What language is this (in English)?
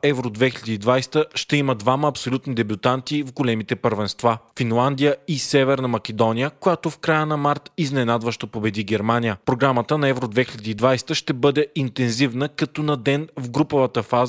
Bulgarian